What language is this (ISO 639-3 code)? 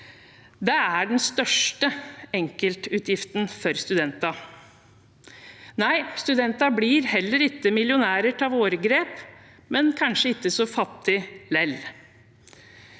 nor